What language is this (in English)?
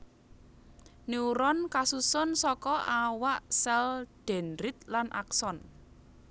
Javanese